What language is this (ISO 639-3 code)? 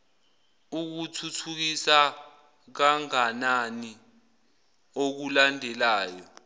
zul